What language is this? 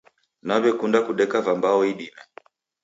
Taita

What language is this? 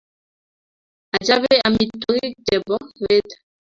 Kalenjin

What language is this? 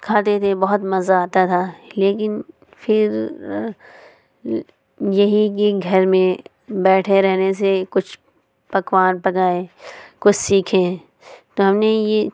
Urdu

